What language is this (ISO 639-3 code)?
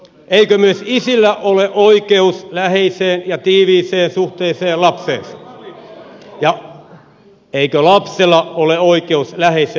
fin